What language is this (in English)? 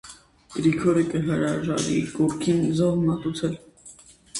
Armenian